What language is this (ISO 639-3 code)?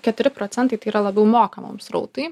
lit